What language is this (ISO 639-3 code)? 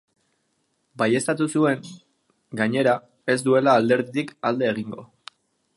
eus